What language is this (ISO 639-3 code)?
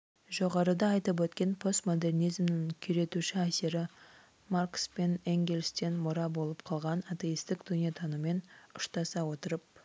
kaz